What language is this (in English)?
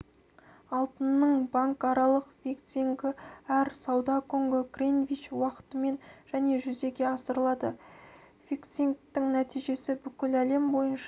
Kazakh